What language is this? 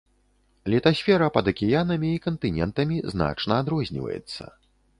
Belarusian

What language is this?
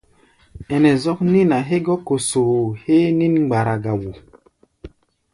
Gbaya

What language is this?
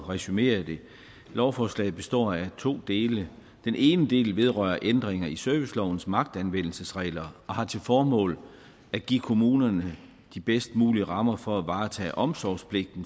Danish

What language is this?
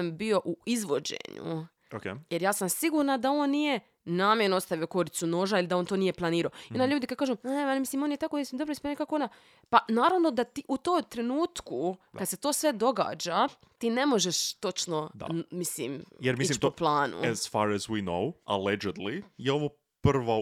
Croatian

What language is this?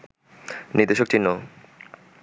Bangla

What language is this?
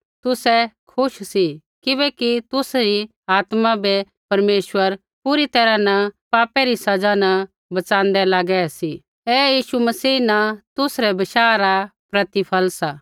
Kullu Pahari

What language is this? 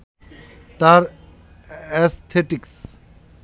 Bangla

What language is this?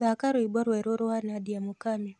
Kikuyu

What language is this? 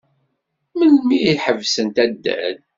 Kabyle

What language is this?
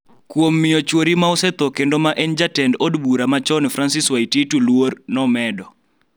Luo (Kenya and Tanzania)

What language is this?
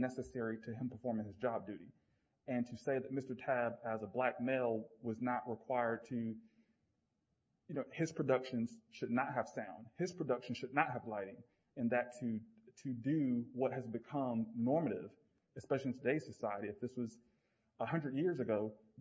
English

